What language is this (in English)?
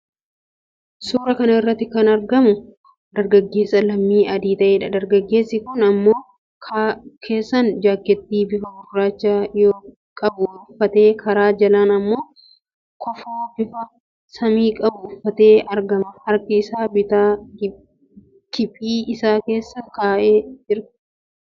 Oromo